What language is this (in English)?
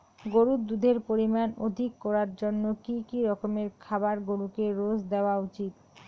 Bangla